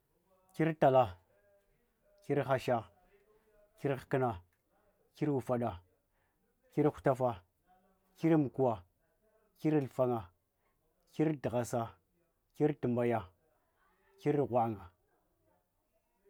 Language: Hwana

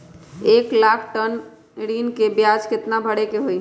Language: Magahi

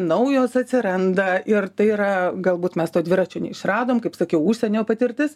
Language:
Lithuanian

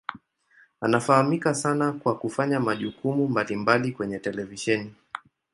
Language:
Swahili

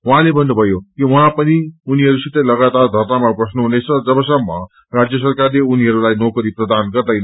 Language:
Nepali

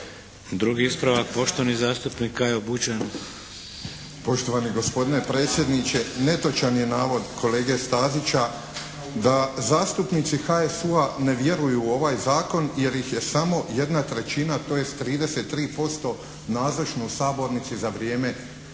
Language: Croatian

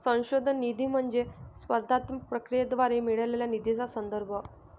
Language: Marathi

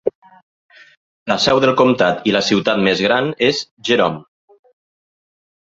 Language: Catalan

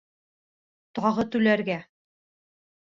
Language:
Bashkir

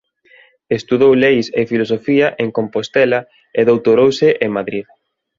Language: Galician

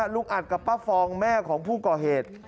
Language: Thai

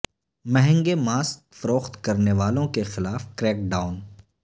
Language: Urdu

